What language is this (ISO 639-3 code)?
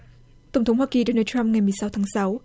vie